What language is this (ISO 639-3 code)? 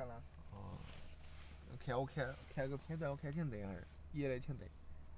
zho